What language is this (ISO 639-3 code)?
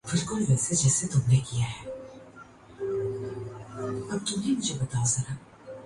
urd